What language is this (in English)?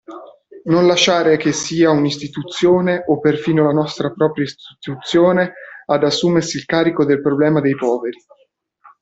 Italian